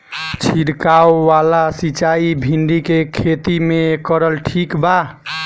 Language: Bhojpuri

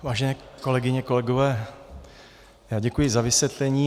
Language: Czech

